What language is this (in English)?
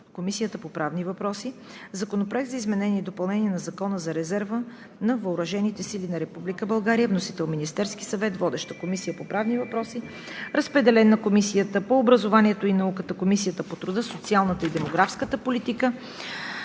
Bulgarian